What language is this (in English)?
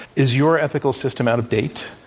English